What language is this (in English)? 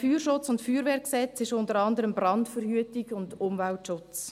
Swiss German